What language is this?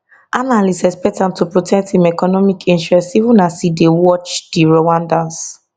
Nigerian Pidgin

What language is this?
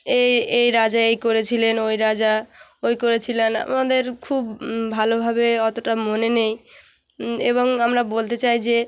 Bangla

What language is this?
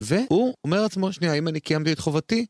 Hebrew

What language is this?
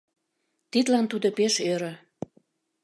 Mari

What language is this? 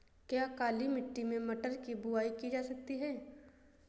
Hindi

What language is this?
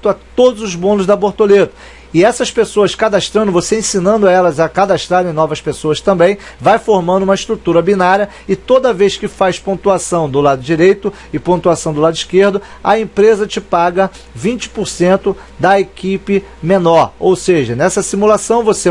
Portuguese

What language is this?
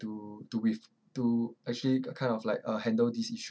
English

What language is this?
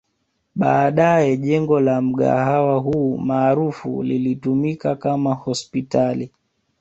Swahili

